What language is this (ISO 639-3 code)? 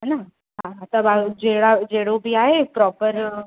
snd